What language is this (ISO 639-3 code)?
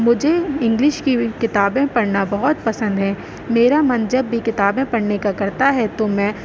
urd